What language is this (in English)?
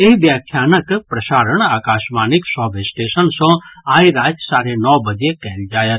Maithili